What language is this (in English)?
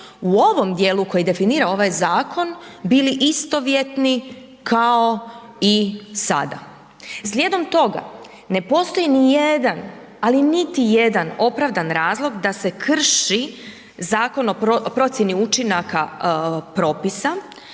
Croatian